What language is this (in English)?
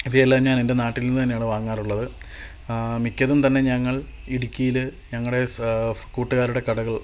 Malayalam